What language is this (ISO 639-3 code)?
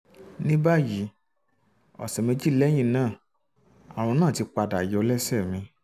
yor